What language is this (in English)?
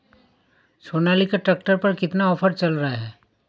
Hindi